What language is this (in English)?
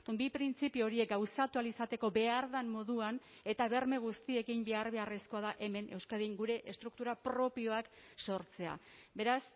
Basque